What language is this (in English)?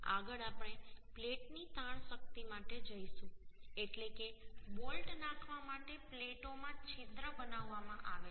Gujarati